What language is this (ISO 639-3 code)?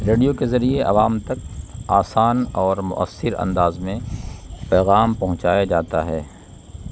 urd